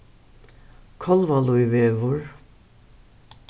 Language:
Faroese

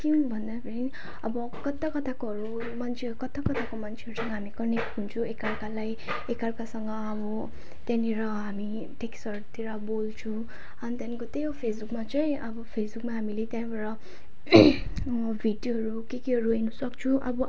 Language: Nepali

